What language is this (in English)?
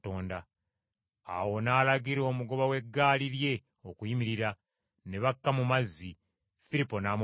Ganda